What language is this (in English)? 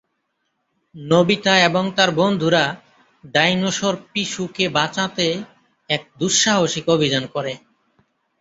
Bangla